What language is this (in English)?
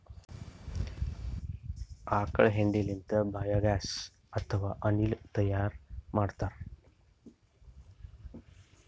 Kannada